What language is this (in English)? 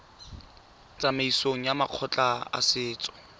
Tswana